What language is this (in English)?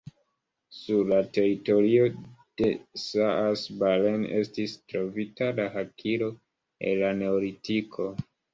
Esperanto